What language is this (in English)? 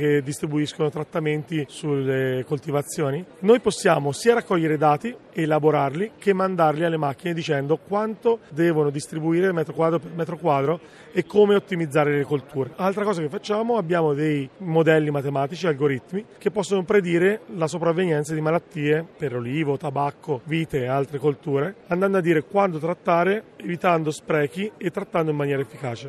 Italian